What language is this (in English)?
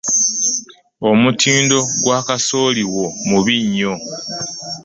Ganda